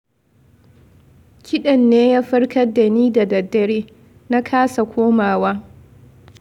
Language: Hausa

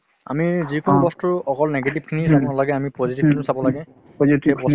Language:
Assamese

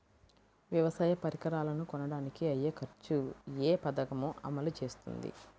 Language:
Telugu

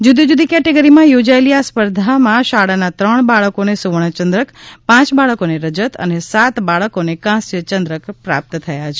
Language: Gujarati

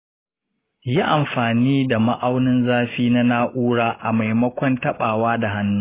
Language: Hausa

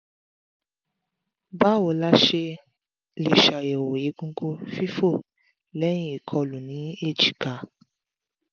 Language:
Yoruba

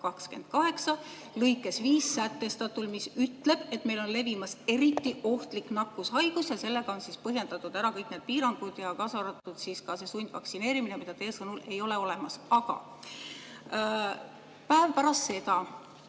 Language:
Estonian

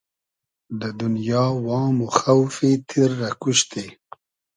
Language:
Hazaragi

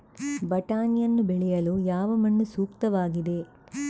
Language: Kannada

